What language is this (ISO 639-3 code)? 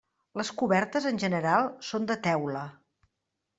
cat